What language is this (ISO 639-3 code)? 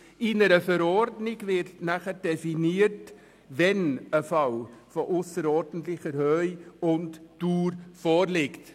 gsw